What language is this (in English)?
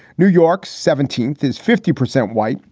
English